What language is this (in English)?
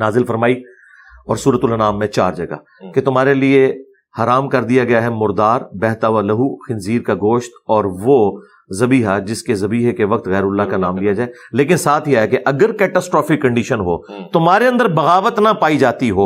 Urdu